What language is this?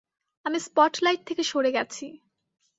Bangla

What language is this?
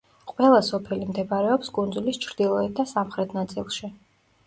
Georgian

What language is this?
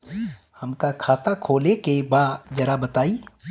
Bhojpuri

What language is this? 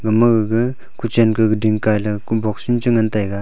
Wancho Naga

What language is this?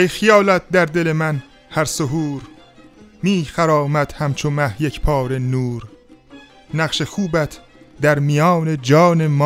Persian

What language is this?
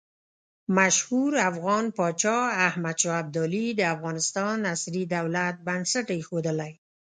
Pashto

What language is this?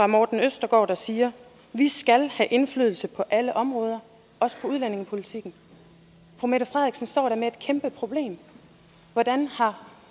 Danish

